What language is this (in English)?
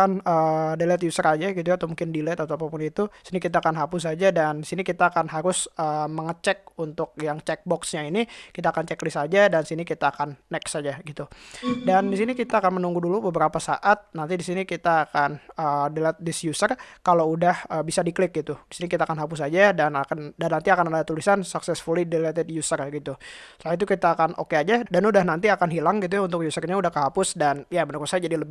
Indonesian